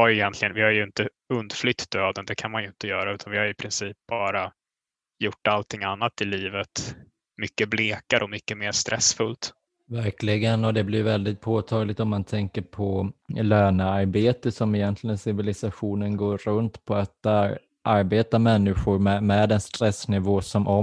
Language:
Swedish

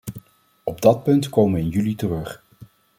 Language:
Dutch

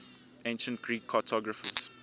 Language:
English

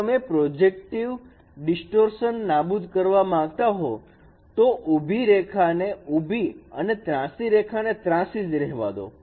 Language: Gujarati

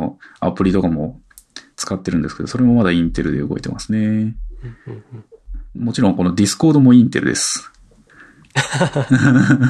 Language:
Japanese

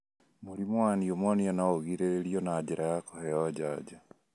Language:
Kikuyu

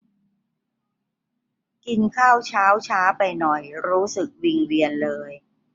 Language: Thai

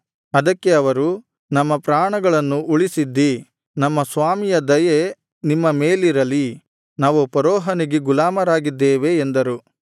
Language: Kannada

